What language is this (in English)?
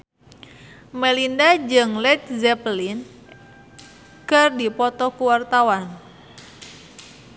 Sundanese